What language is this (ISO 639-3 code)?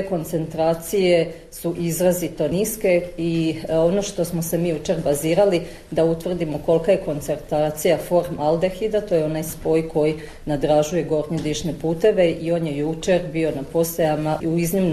hrv